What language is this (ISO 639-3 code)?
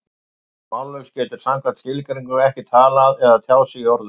isl